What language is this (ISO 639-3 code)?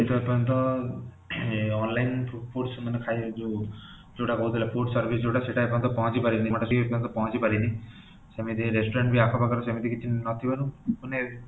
ori